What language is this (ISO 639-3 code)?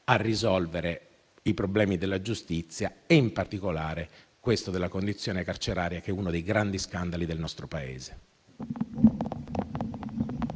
ita